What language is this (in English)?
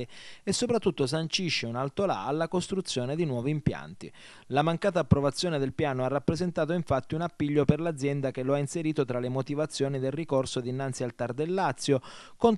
Italian